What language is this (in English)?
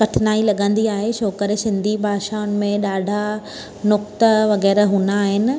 Sindhi